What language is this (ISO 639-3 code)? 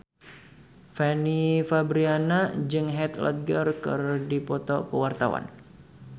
sun